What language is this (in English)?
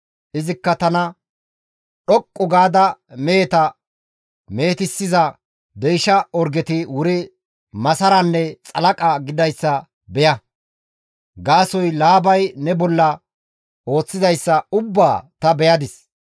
Gamo